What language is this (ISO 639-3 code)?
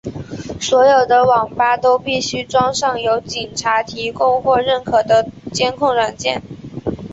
zho